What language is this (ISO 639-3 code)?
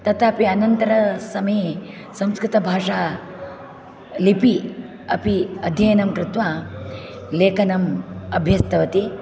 san